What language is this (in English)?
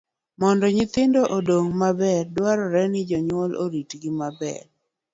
Luo (Kenya and Tanzania)